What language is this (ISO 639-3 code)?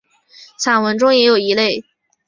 zho